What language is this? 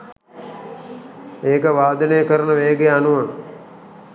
Sinhala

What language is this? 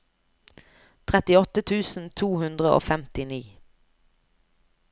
Norwegian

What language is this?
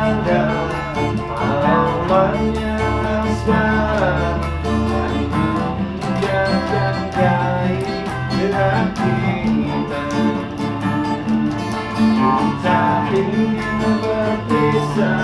Indonesian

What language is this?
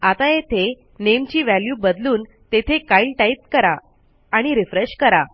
Marathi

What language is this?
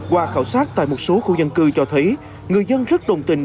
Vietnamese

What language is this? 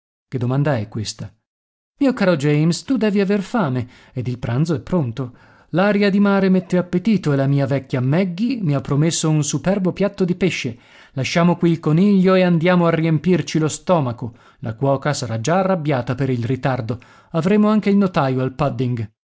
Italian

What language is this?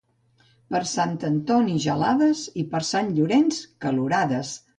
Catalan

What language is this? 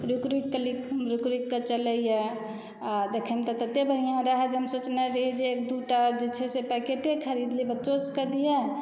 Maithili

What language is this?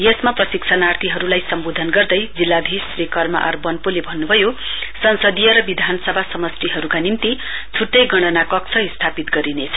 Nepali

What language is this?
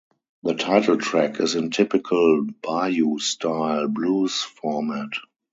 English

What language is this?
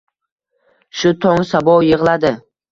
Uzbek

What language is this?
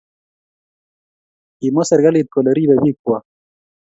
Kalenjin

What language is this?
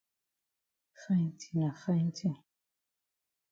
Cameroon Pidgin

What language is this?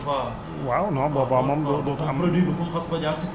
Wolof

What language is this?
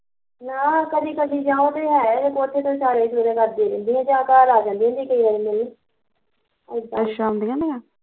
Punjabi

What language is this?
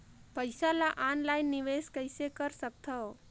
Chhattisgarhi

